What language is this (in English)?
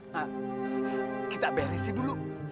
Indonesian